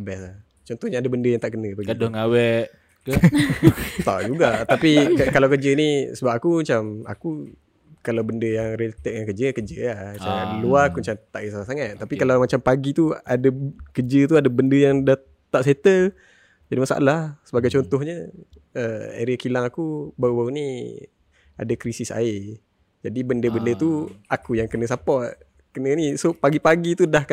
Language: Malay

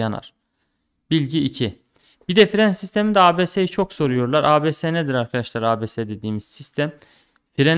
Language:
Turkish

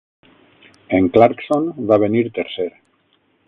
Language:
Catalan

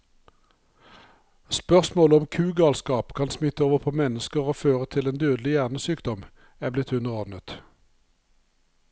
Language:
Norwegian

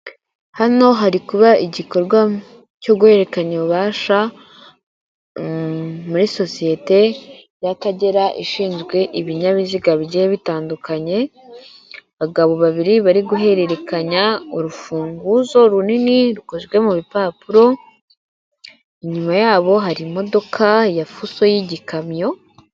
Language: Kinyarwanda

